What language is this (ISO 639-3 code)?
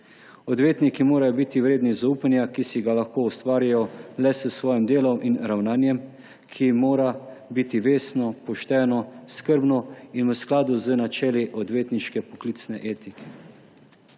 slv